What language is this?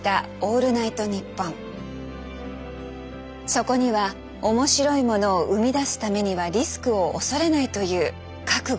Japanese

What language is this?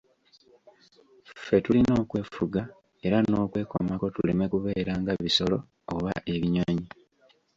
Ganda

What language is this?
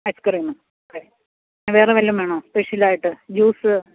Malayalam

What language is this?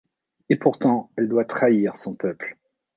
French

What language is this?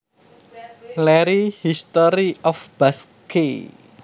Javanese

